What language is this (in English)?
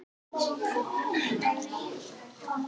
Icelandic